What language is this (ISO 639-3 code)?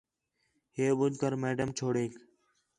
xhe